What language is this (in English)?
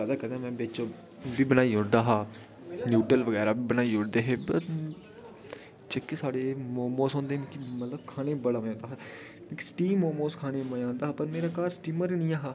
Dogri